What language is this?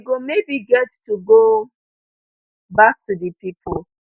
Nigerian Pidgin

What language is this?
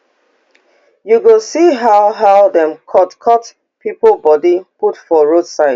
Nigerian Pidgin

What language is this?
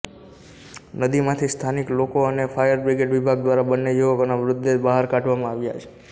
Gujarati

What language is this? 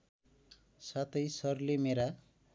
Nepali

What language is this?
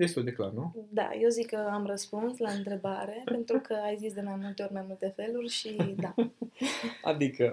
Romanian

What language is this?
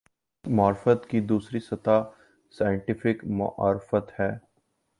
Urdu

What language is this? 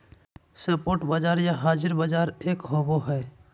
Magahi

